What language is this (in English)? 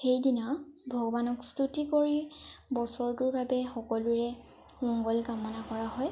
Assamese